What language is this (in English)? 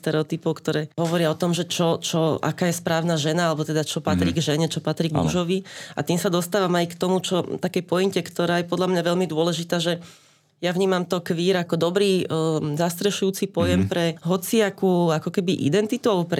Slovak